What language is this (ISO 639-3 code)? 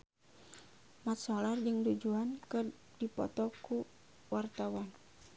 sun